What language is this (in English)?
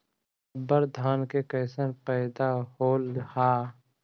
Magahi